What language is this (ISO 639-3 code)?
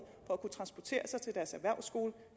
dan